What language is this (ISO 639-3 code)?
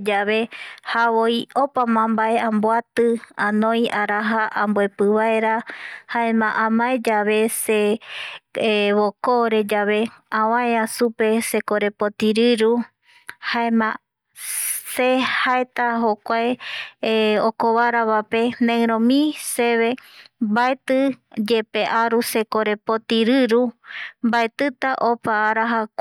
gui